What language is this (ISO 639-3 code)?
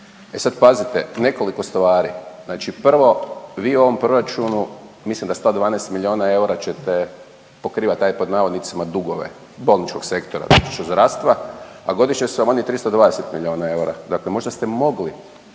hrv